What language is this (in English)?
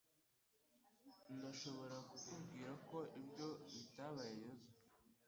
Kinyarwanda